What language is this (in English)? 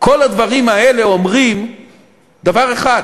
Hebrew